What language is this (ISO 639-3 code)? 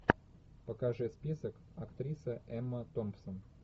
rus